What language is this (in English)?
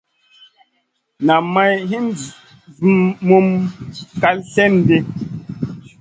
Masana